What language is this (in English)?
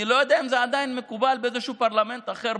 Hebrew